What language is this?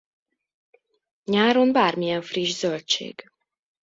Hungarian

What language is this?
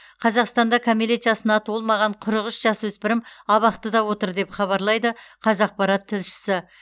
Kazakh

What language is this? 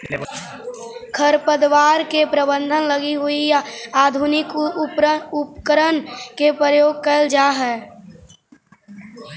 Magahi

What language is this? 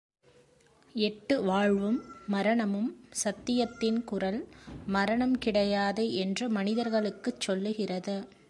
Tamil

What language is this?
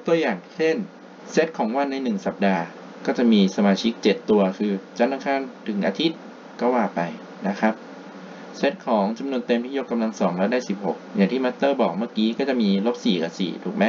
Thai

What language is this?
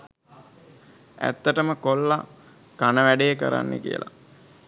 Sinhala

